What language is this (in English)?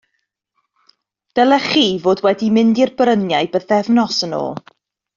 Welsh